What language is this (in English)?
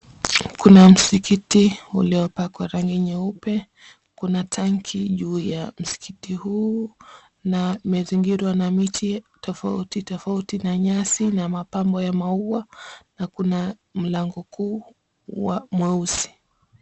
Swahili